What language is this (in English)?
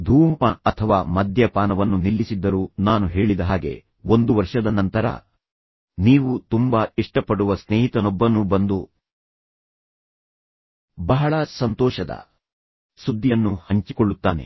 Kannada